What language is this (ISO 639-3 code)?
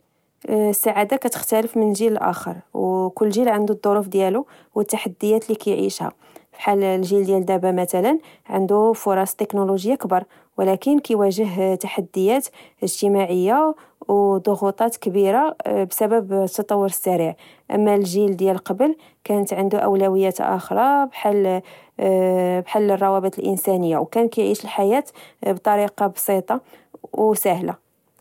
ary